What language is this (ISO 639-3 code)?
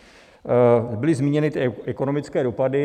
ces